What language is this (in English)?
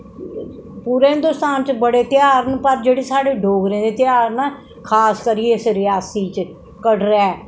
Dogri